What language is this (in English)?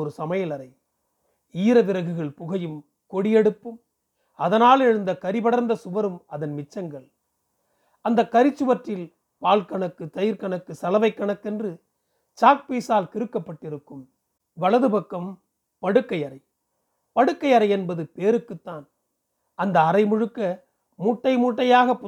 Tamil